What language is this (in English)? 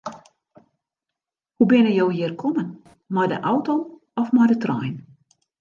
Western Frisian